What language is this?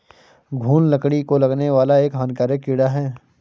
Hindi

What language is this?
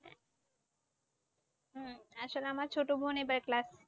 Bangla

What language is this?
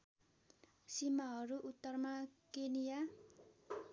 Nepali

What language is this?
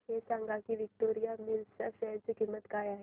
Marathi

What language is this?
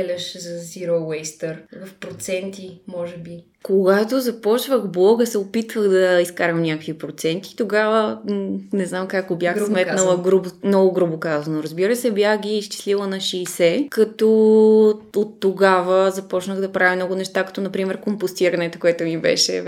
Bulgarian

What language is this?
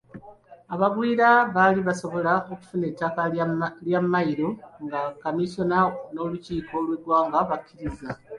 Ganda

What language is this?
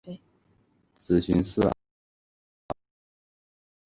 Chinese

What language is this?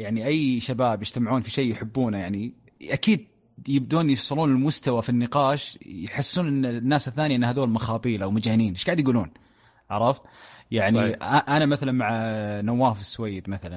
Arabic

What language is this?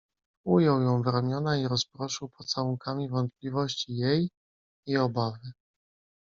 Polish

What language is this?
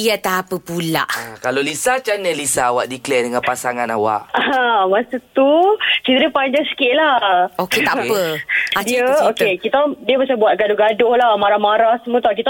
Malay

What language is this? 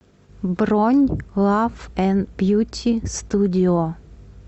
Russian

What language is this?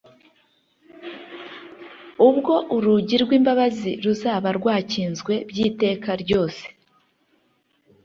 Kinyarwanda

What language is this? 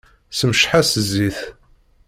Kabyle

